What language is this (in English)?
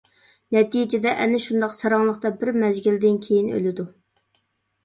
Uyghur